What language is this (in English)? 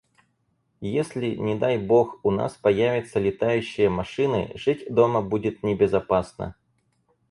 Russian